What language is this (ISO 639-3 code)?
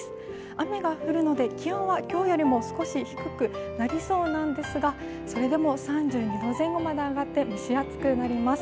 jpn